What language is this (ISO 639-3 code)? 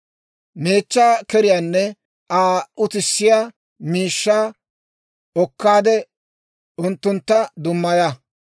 dwr